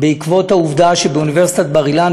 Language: Hebrew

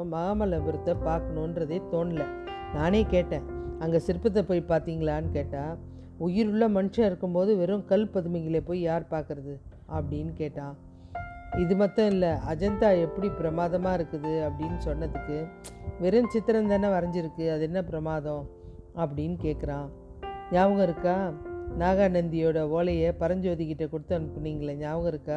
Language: Tamil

